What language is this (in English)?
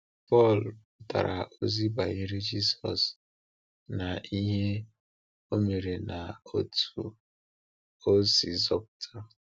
Igbo